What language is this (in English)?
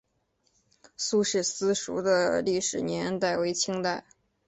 Chinese